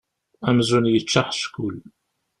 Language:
Kabyle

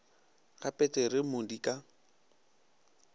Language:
Northern Sotho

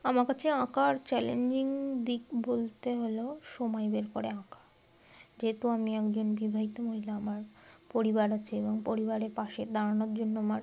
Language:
Bangla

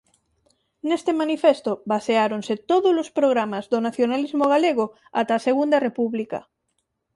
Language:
Galician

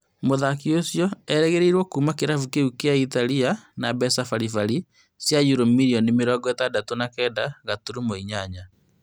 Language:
Kikuyu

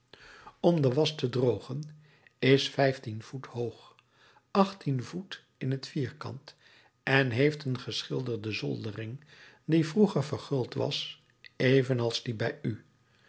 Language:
Dutch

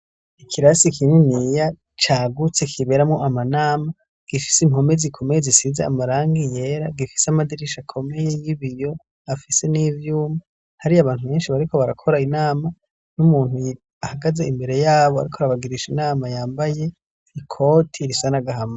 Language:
Rundi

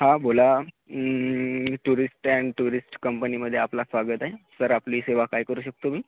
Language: Marathi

